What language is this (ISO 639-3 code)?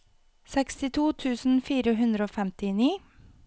nor